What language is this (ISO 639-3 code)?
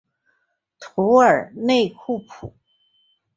zho